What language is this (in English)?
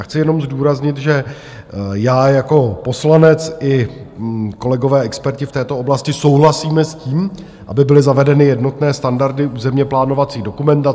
Czech